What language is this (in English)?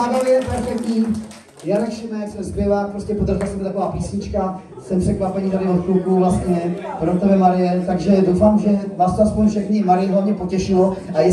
Czech